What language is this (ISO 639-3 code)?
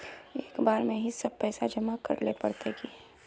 mag